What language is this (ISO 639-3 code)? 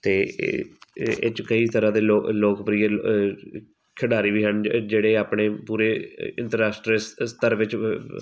pan